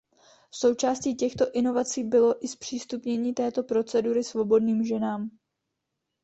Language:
Czech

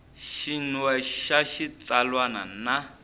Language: Tsonga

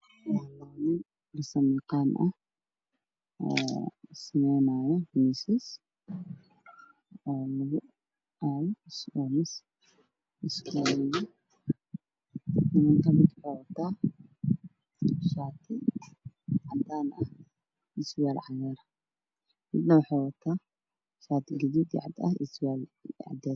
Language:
Somali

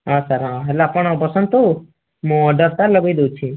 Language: Odia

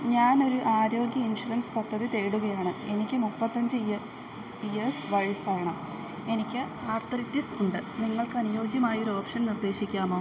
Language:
Malayalam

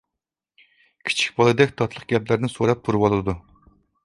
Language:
Uyghur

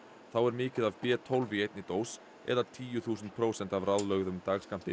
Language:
Icelandic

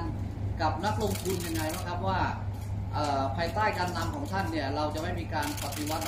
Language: Thai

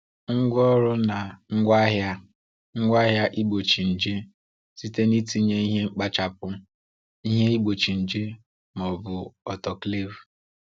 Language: Igbo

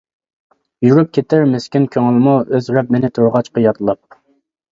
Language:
Uyghur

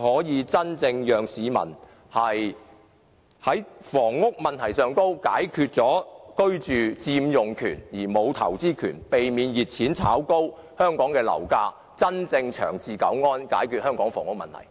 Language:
Cantonese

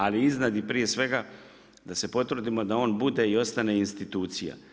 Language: Croatian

